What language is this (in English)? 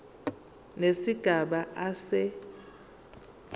Zulu